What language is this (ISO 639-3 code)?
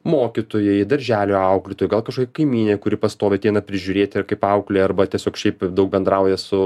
lit